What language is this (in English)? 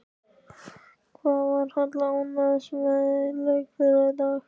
Icelandic